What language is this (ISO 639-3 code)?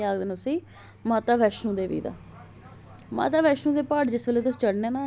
doi